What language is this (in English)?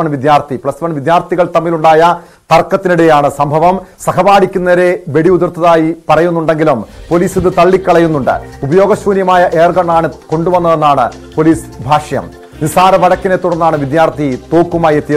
Malayalam